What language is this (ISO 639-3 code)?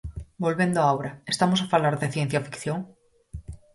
glg